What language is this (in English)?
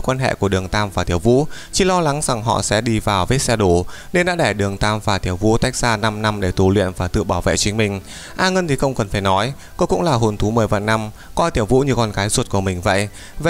Vietnamese